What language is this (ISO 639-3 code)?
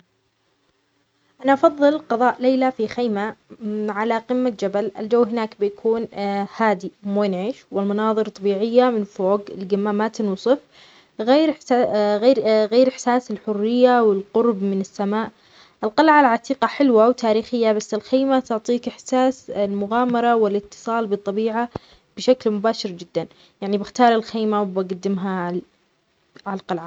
acx